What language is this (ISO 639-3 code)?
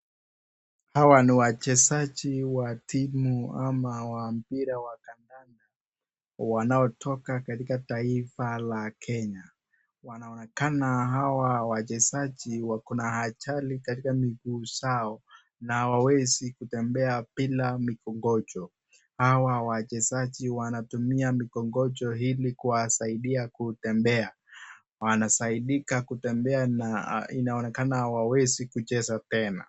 swa